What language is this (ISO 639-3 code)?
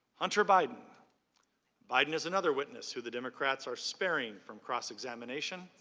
eng